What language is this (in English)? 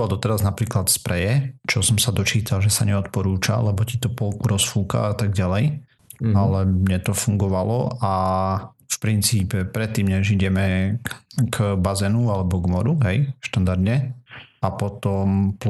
Slovak